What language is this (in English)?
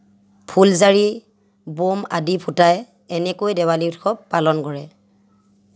Assamese